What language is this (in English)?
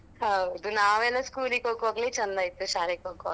Kannada